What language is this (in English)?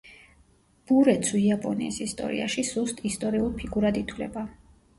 Georgian